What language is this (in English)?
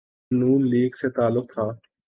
Urdu